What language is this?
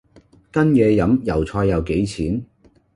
Cantonese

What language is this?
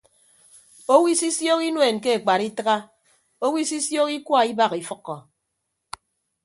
Ibibio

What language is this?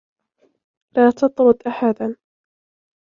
Arabic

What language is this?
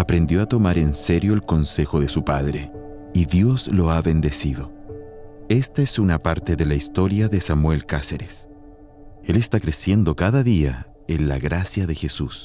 Spanish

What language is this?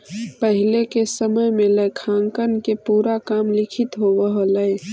Magahi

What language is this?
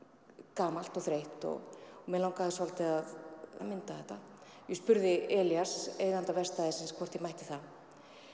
Icelandic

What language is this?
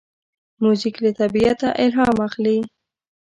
Pashto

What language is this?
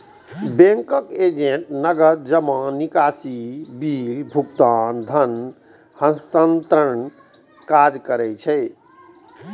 Maithili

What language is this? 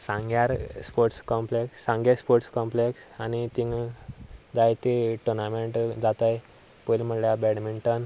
Konkani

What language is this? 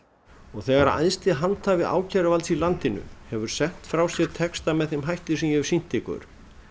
Icelandic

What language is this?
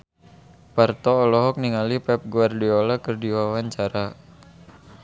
Sundanese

